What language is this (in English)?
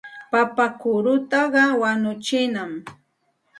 Santa Ana de Tusi Pasco Quechua